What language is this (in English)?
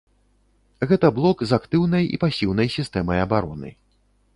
Belarusian